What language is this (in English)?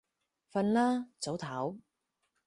Cantonese